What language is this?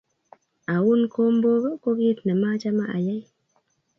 Kalenjin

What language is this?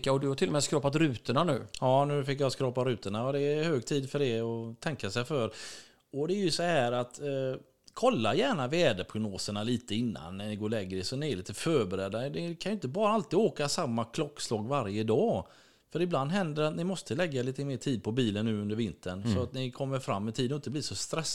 Swedish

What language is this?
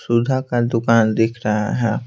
Hindi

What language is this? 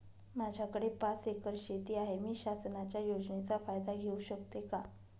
Marathi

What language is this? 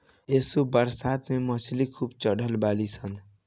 Bhojpuri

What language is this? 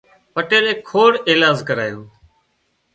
Wadiyara Koli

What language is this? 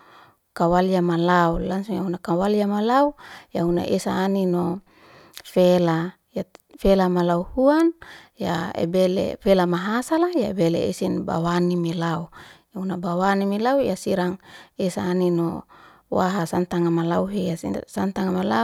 Liana-Seti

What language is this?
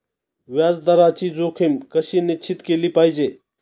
Marathi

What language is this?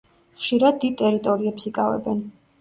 Georgian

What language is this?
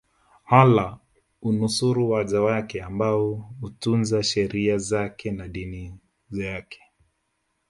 Swahili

